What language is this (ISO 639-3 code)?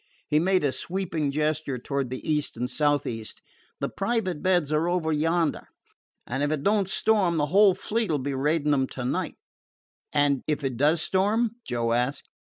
eng